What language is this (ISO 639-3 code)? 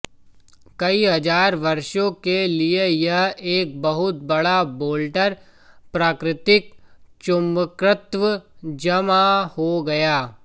hin